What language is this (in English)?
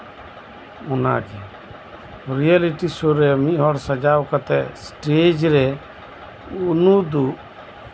Santali